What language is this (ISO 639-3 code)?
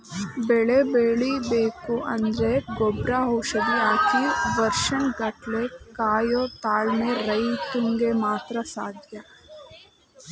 kan